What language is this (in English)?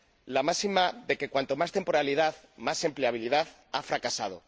Spanish